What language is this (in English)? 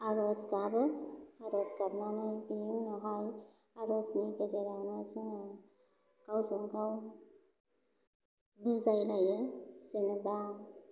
Bodo